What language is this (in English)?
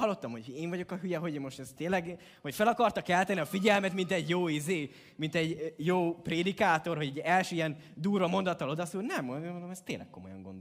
Hungarian